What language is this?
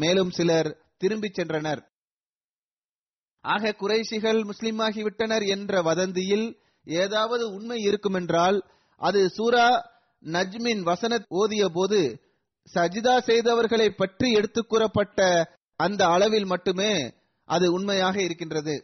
Tamil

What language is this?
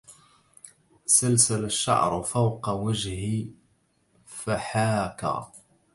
Arabic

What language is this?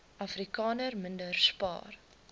Afrikaans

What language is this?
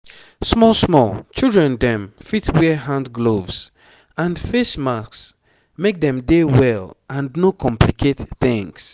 Nigerian Pidgin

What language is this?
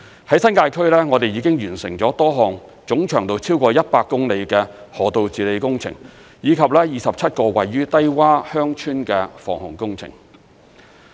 Cantonese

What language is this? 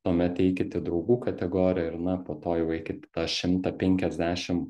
Lithuanian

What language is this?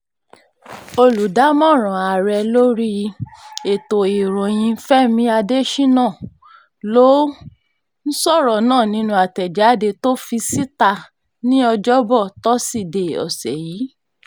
Yoruba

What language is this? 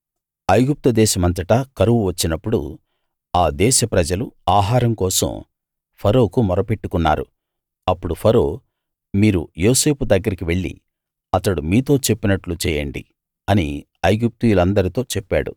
Telugu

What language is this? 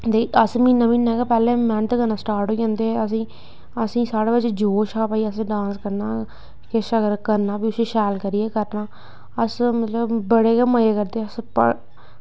Dogri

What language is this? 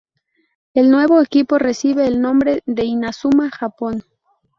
Spanish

